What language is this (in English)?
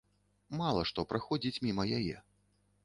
Belarusian